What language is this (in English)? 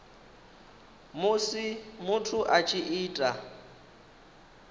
Venda